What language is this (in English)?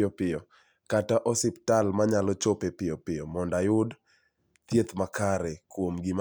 Luo (Kenya and Tanzania)